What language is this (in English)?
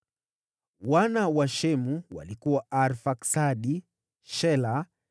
Swahili